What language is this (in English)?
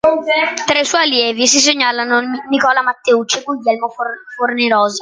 Italian